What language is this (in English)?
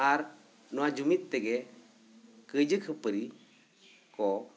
Santali